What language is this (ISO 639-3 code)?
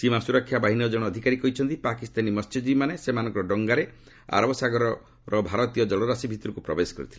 ori